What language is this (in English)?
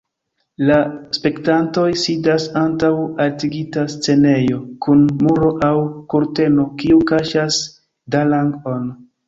Esperanto